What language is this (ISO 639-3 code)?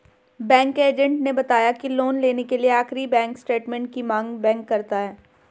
hin